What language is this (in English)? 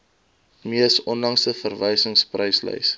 Afrikaans